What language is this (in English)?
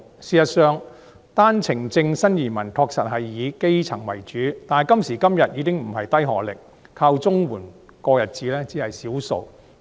Cantonese